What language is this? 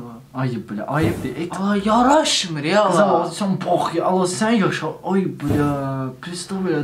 Turkish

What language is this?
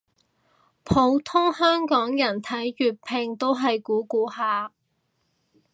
Cantonese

